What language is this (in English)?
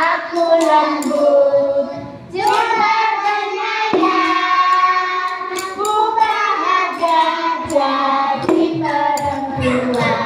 Indonesian